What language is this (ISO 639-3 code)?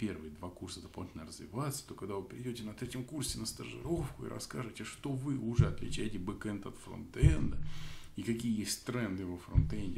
rus